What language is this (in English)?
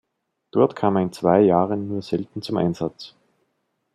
German